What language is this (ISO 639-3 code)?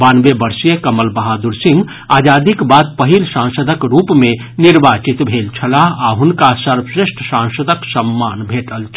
mai